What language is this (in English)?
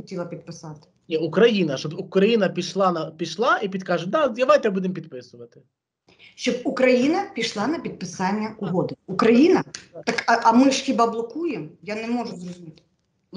Ukrainian